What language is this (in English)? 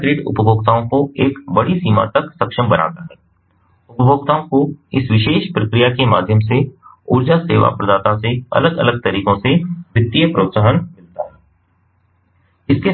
Hindi